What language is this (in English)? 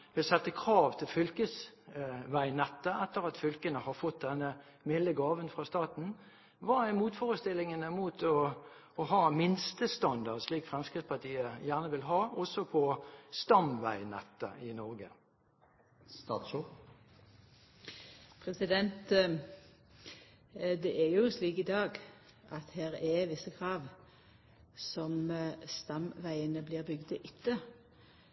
Norwegian